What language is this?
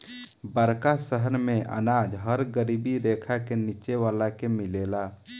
Bhojpuri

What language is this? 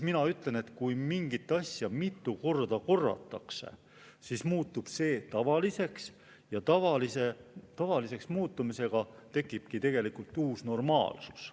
Estonian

